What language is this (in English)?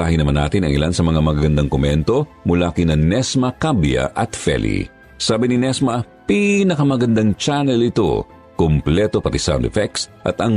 Filipino